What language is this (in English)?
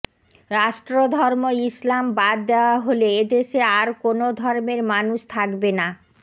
Bangla